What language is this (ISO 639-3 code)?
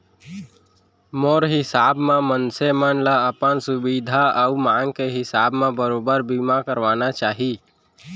hne